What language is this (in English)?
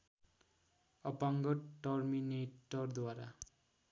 Nepali